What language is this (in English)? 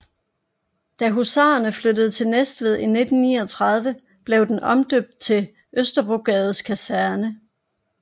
Danish